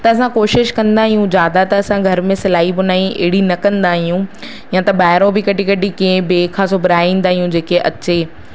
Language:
Sindhi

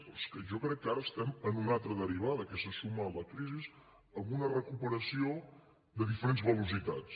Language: Catalan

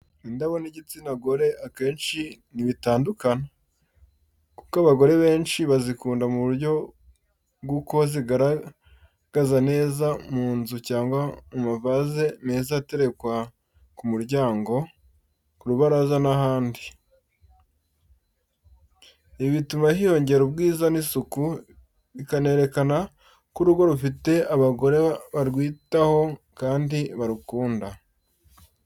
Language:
Kinyarwanda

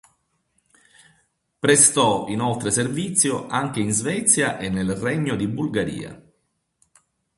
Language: Italian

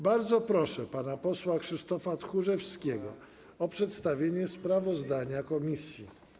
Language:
Polish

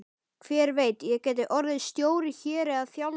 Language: Icelandic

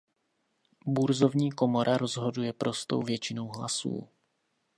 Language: Czech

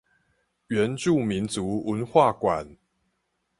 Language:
Chinese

